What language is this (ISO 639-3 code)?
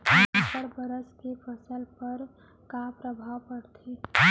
hne